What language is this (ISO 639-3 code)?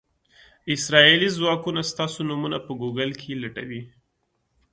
pus